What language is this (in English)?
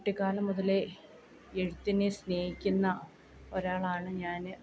Malayalam